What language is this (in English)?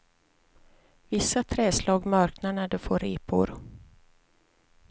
Swedish